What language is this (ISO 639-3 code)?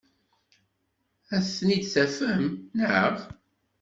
kab